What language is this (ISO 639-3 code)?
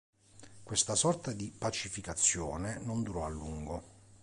ita